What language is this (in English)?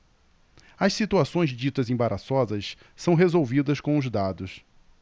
Portuguese